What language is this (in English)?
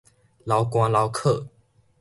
Min Nan Chinese